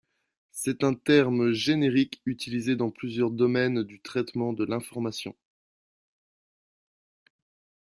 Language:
French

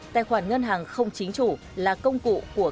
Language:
Vietnamese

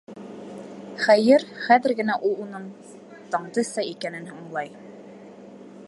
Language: Bashkir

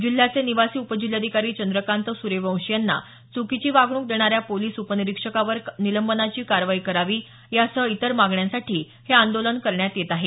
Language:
Marathi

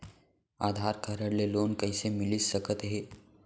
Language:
Chhattisgarhi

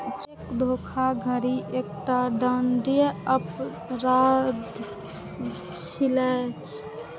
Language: Maithili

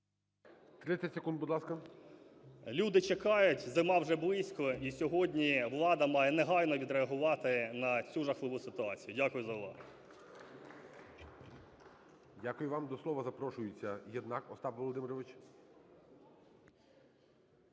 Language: Ukrainian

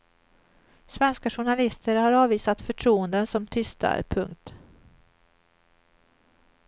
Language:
Swedish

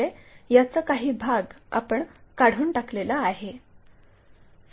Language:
Marathi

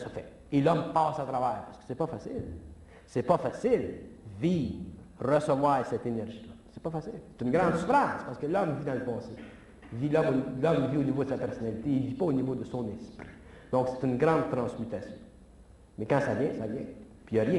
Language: French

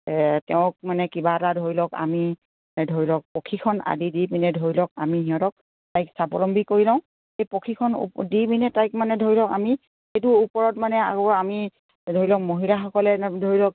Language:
Assamese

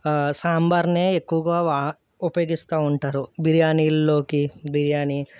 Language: Telugu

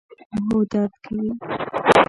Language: Pashto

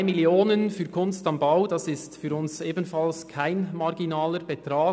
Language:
Swiss German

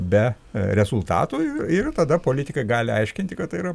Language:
Lithuanian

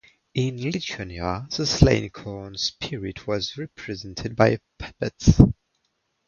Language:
English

